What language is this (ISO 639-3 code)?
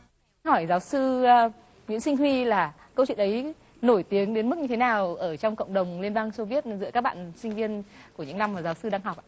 vie